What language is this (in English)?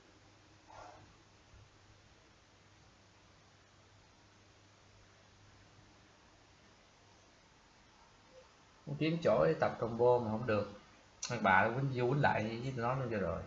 Vietnamese